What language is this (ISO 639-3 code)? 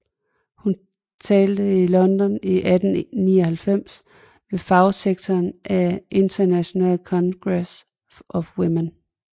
dan